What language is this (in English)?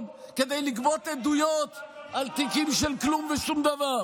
Hebrew